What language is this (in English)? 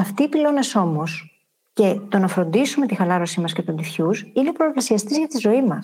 Greek